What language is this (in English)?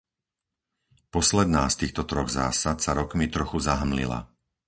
Slovak